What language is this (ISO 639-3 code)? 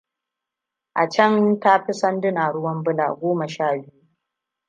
hau